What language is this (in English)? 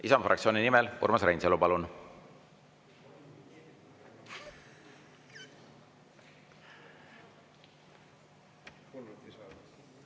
Estonian